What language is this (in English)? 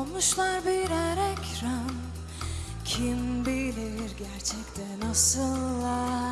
Turkish